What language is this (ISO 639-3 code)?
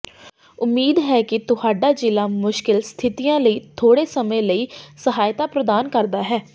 pan